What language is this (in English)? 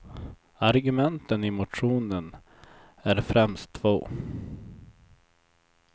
Swedish